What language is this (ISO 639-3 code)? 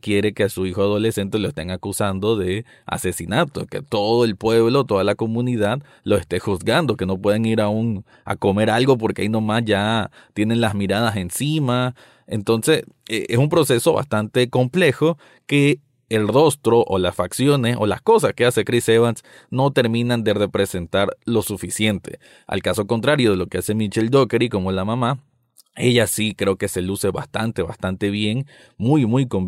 spa